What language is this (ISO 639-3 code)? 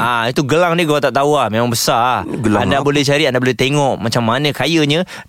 msa